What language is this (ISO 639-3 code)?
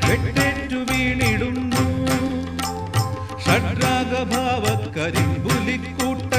ara